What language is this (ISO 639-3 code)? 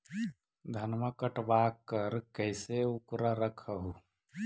mag